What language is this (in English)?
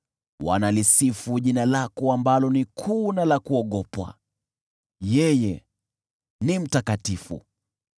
Swahili